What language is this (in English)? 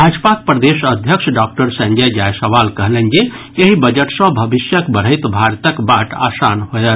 Maithili